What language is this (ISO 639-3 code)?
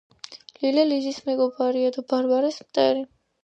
kat